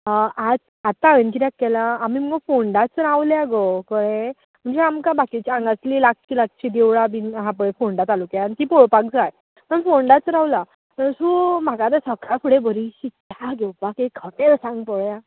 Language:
Konkani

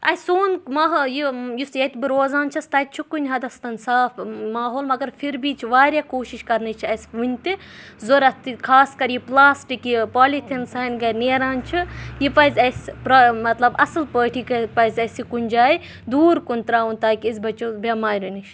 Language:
Kashmiri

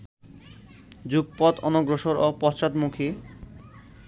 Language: Bangla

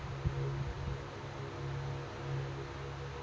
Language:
Kannada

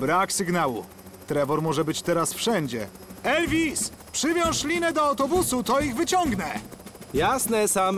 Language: Polish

